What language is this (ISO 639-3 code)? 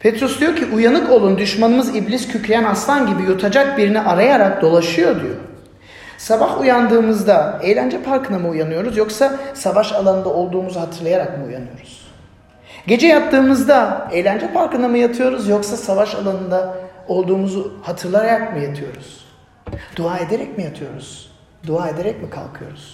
tur